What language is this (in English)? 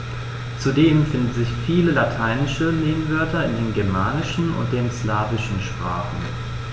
German